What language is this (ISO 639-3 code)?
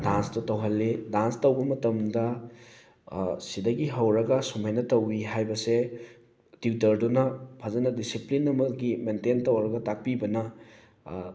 mni